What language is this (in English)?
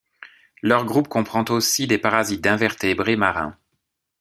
French